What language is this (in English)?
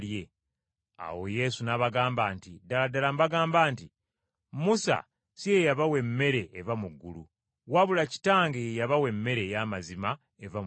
Ganda